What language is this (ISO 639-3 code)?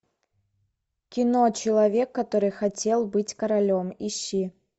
rus